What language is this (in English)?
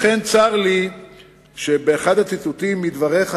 Hebrew